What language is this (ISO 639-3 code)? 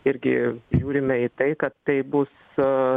lit